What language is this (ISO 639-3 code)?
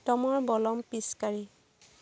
asm